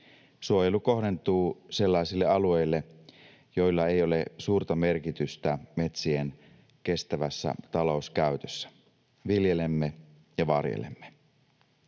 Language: Finnish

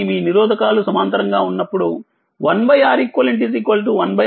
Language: Telugu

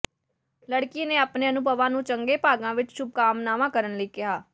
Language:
Punjabi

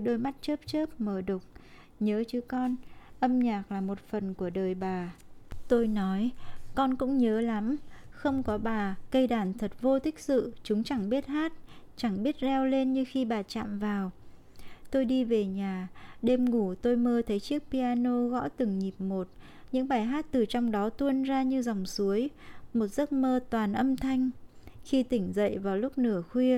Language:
Vietnamese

